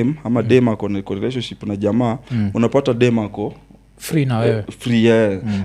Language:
Swahili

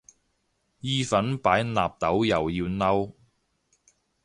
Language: Cantonese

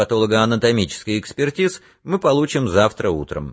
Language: Russian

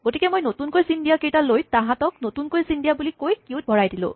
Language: Assamese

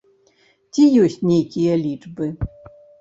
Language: Belarusian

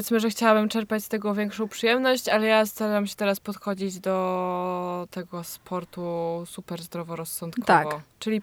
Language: Polish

